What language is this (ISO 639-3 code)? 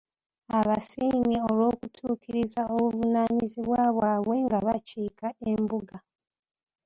lug